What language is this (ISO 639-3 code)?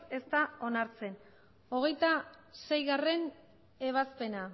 eus